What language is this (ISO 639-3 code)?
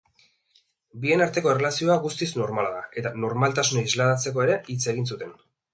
eus